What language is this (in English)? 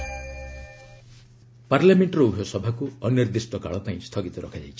Odia